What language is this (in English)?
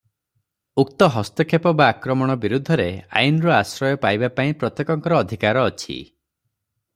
Odia